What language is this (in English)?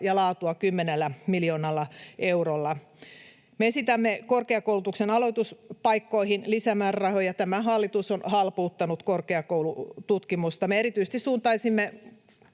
Finnish